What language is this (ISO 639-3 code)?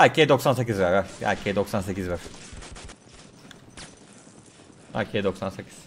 tur